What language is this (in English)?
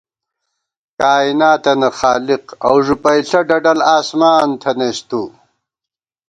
Gawar-Bati